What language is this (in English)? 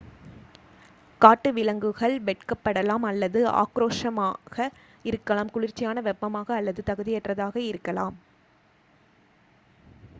Tamil